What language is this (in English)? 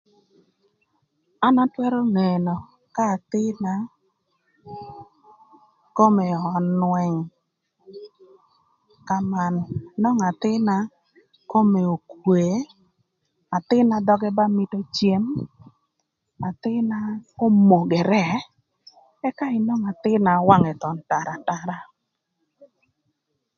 Thur